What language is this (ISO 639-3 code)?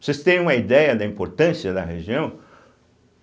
por